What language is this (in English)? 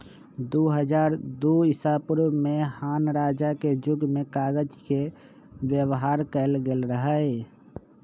Magahi